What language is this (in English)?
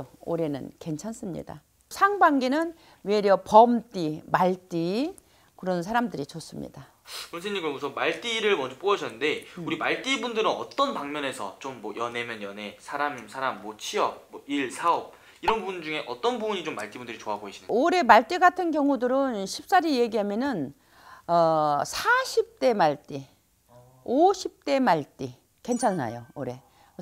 Korean